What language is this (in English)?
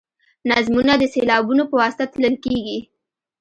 Pashto